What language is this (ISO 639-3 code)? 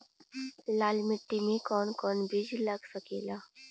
bho